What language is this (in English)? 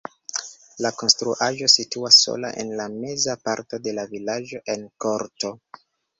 Esperanto